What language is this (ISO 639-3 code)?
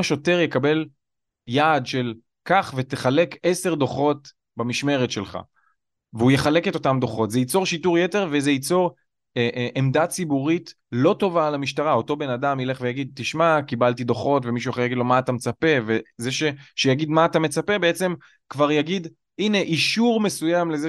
heb